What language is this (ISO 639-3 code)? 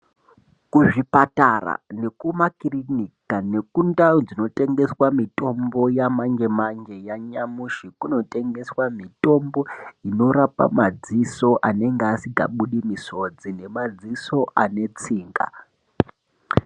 ndc